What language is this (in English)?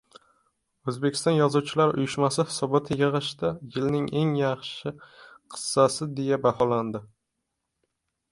Uzbek